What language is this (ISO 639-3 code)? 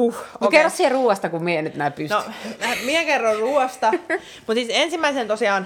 fin